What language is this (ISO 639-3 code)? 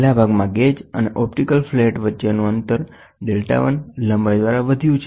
guj